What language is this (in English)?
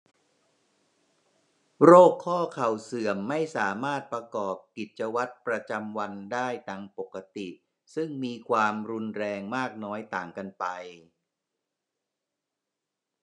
Thai